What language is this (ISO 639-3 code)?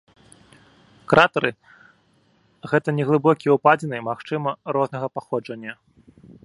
bel